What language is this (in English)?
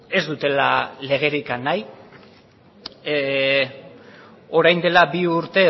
Basque